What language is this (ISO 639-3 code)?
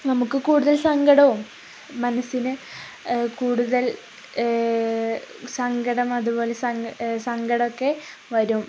mal